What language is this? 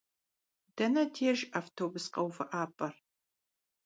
Kabardian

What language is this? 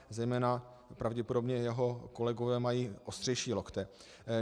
Czech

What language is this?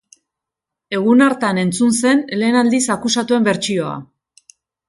Basque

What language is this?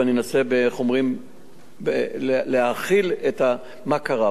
Hebrew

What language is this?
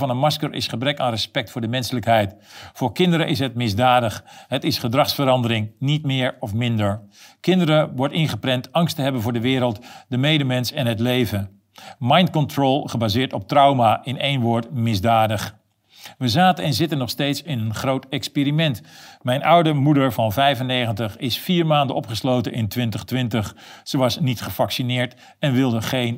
Dutch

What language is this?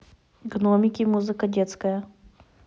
Russian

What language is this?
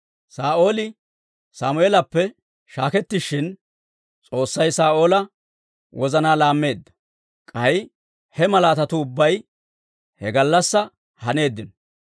Dawro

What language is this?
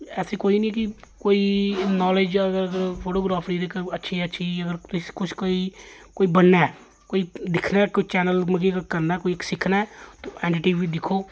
Dogri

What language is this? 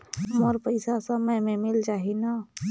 Chhattisgarhi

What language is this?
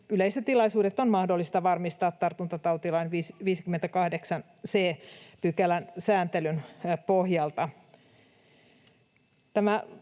Finnish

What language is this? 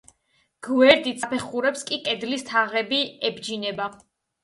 Georgian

